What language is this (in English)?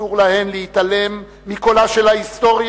Hebrew